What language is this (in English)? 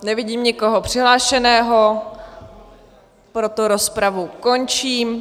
Czech